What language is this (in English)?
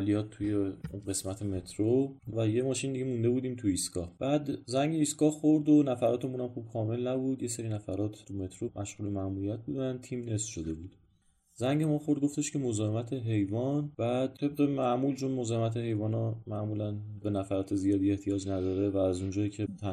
Persian